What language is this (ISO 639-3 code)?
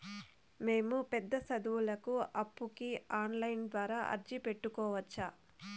tel